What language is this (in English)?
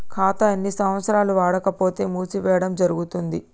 Telugu